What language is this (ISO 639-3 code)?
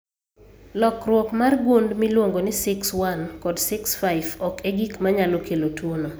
luo